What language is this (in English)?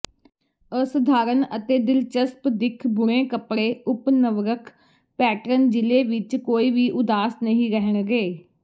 Punjabi